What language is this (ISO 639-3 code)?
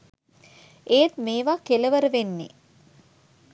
sin